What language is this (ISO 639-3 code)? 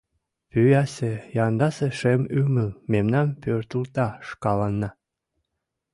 chm